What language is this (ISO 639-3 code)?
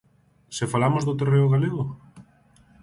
glg